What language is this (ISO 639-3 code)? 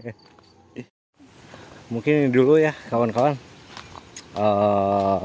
ind